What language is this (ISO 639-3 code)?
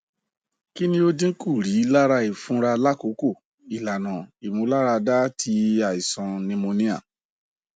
yor